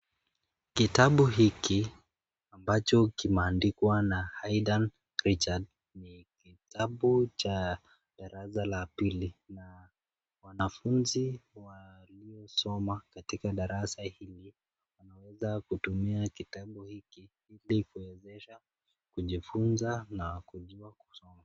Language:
Swahili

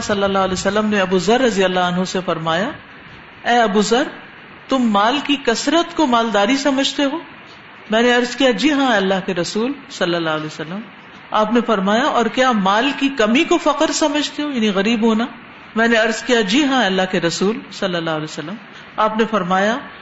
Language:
Urdu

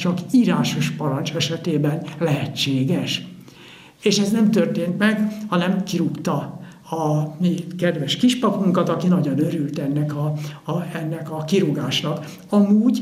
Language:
Hungarian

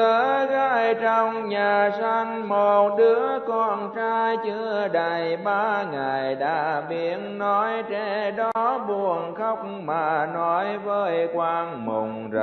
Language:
Vietnamese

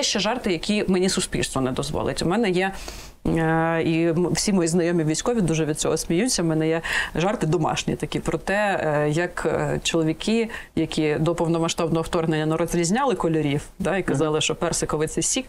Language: Ukrainian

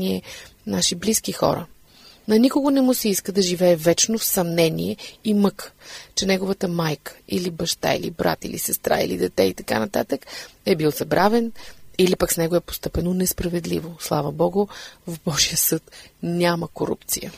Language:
Bulgarian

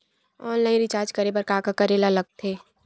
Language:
Chhattisgarhi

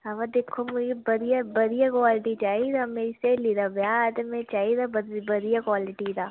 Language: Dogri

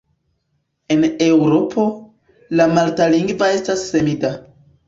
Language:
Esperanto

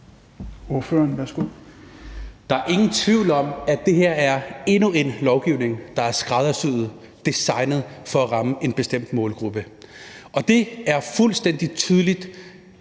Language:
Danish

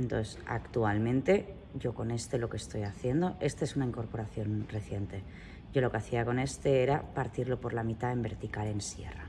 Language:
Spanish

